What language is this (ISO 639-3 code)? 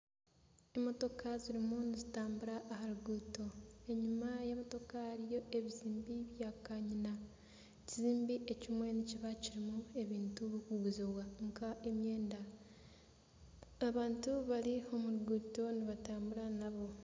nyn